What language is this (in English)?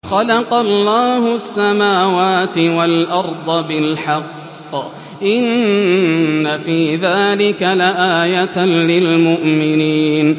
Arabic